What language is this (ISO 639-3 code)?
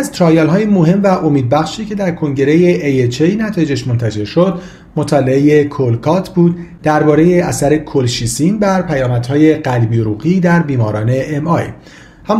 fas